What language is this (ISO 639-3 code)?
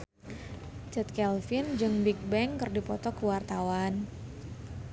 sun